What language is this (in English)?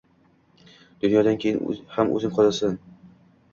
Uzbek